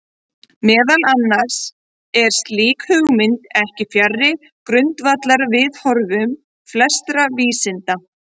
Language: Icelandic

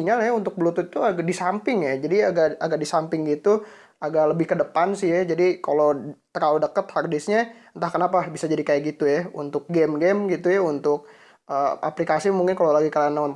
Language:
Indonesian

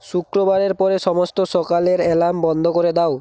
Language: Bangla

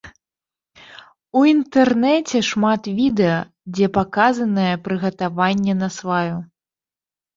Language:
Belarusian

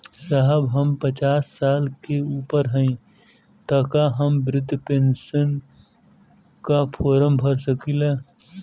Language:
Bhojpuri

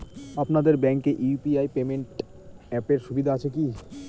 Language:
Bangla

